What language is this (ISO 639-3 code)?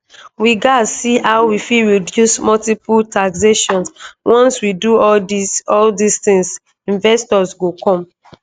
pcm